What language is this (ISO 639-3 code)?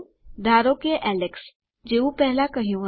guj